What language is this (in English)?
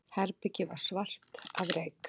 Icelandic